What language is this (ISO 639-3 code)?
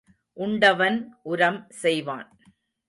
tam